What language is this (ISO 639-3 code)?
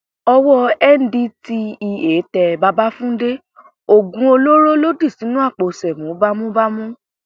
yor